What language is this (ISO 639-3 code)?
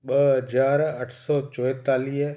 snd